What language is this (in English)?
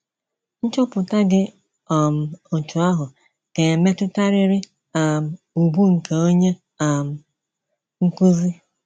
Igbo